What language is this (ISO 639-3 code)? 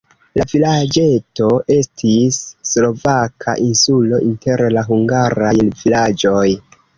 epo